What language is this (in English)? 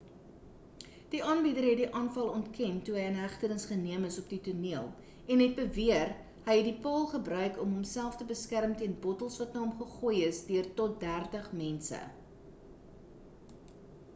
Afrikaans